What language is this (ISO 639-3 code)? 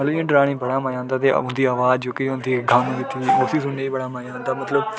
doi